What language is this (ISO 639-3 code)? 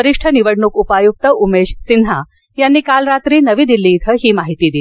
mar